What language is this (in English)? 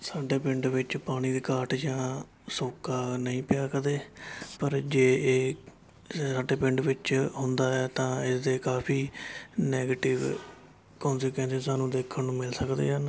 Punjabi